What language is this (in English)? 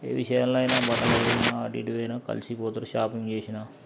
Telugu